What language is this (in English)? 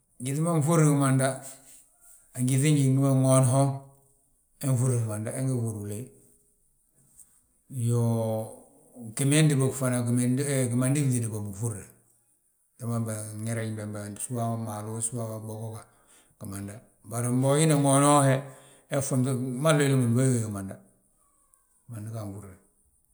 Balanta-Ganja